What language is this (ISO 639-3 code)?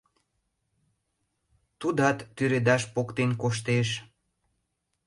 chm